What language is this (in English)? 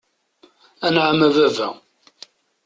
Kabyle